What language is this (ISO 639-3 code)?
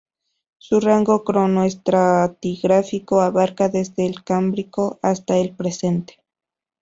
spa